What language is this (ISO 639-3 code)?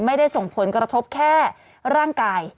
tha